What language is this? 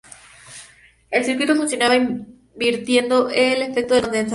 Spanish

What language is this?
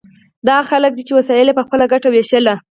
Pashto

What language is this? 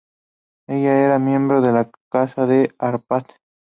Spanish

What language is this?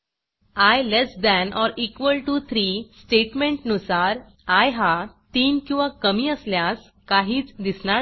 Marathi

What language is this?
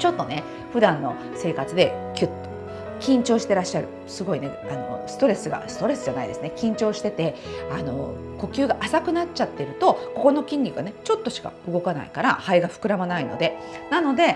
Japanese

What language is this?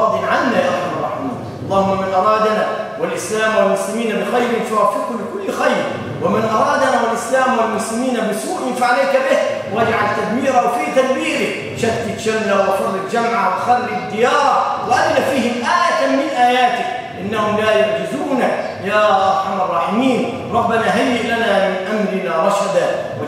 Arabic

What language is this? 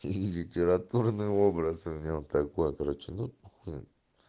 Russian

